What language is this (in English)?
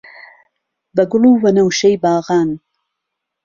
Central Kurdish